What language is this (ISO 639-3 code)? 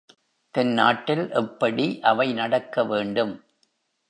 tam